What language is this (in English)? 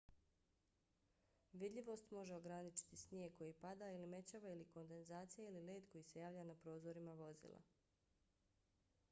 Bosnian